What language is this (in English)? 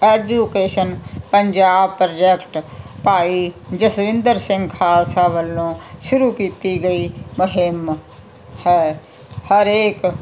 Punjabi